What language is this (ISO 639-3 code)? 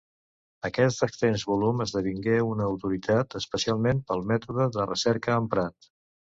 cat